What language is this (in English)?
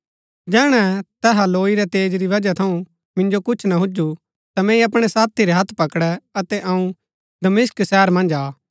Gaddi